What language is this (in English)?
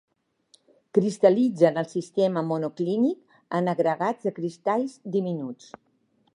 Catalan